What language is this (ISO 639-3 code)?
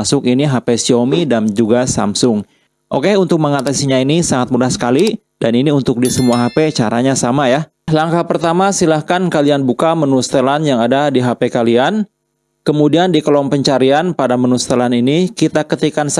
ind